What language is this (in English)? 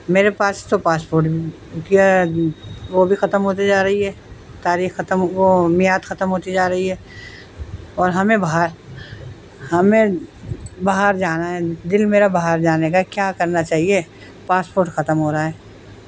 Urdu